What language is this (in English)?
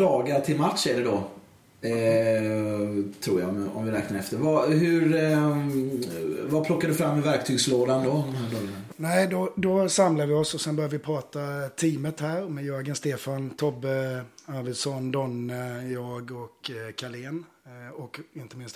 Swedish